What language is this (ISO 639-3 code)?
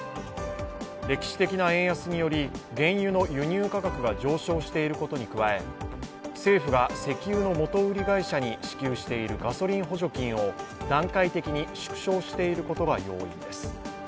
jpn